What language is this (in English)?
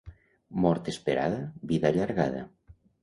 Catalan